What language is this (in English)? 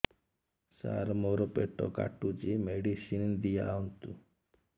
Odia